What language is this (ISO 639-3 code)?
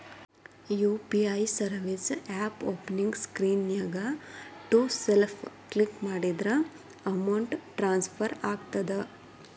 kan